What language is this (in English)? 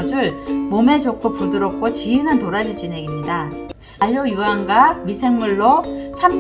Korean